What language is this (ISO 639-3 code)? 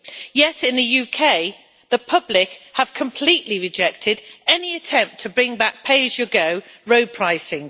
eng